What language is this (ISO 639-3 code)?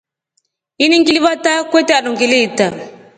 rof